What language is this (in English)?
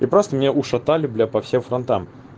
Russian